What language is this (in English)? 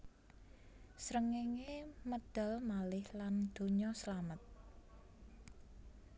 Javanese